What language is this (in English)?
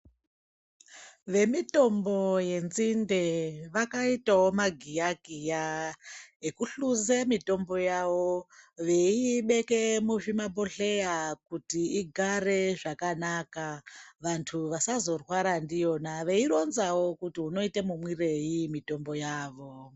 Ndau